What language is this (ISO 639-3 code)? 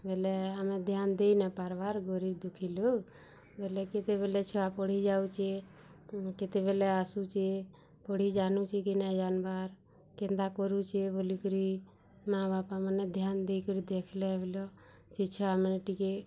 ori